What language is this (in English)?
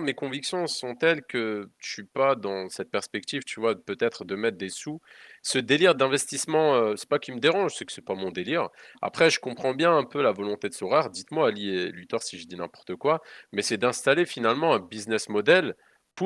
French